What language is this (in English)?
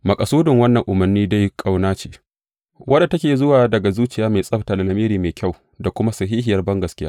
Hausa